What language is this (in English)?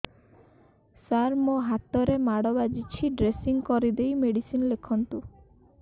Odia